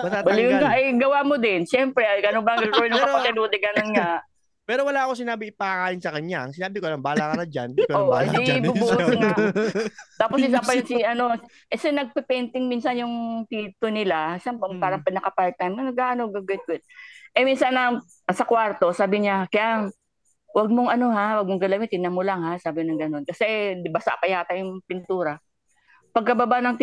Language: Filipino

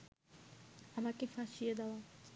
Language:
Bangla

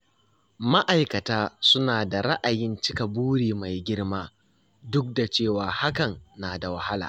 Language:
Hausa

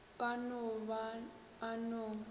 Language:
Northern Sotho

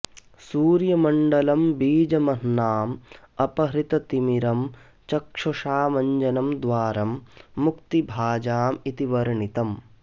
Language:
Sanskrit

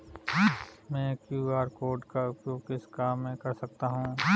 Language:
Hindi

